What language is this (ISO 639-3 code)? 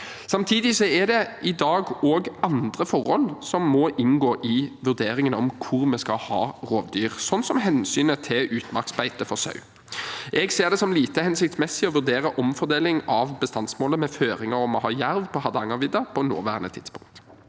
nor